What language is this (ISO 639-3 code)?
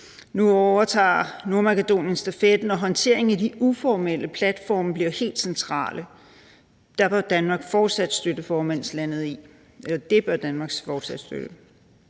dan